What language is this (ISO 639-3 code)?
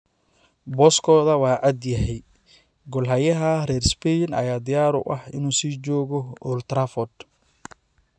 som